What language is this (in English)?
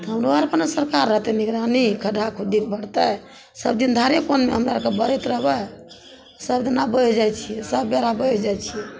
Maithili